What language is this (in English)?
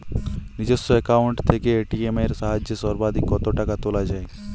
Bangla